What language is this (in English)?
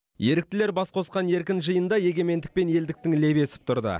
Kazakh